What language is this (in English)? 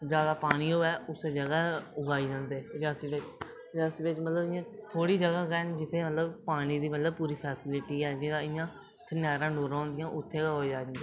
Dogri